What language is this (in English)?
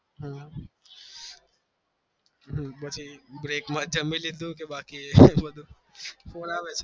Gujarati